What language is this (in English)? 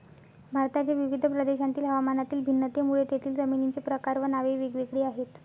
Marathi